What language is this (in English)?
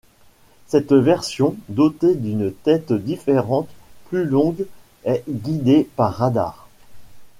French